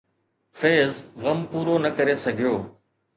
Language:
Sindhi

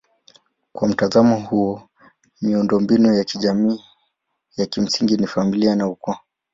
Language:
Swahili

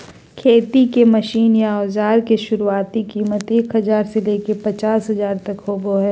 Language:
Magahi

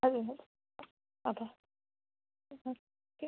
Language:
Gujarati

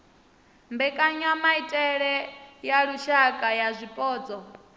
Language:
Venda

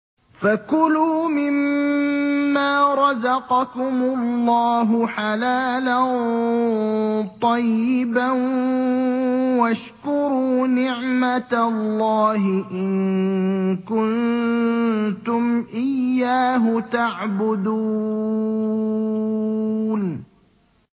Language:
Arabic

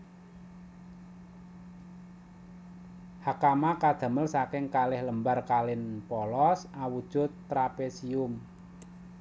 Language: Javanese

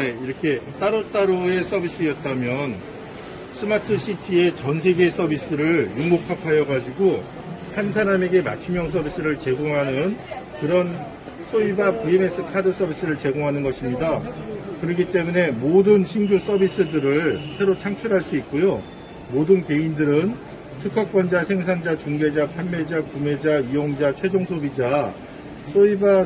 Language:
Korean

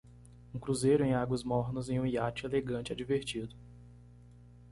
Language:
Portuguese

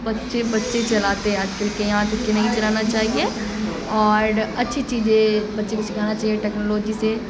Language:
Urdu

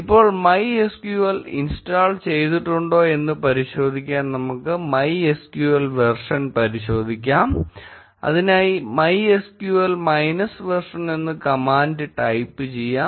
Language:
Malayalam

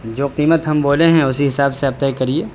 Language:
Urdu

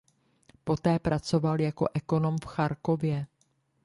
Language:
Czech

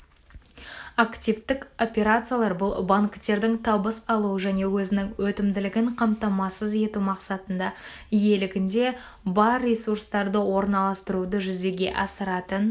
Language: Kazakh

